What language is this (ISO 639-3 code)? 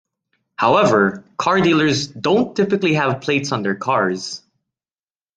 eng